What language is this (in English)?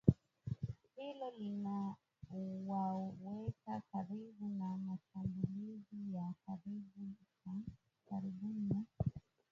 Swahili